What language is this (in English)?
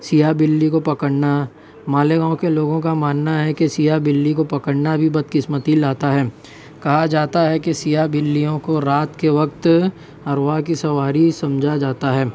Urdu